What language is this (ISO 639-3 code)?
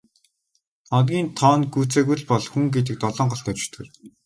mon